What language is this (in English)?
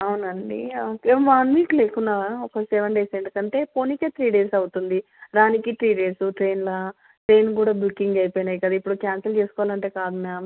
Telugu